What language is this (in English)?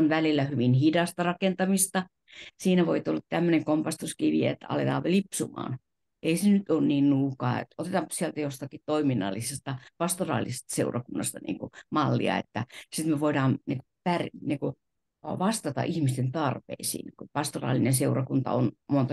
Finnish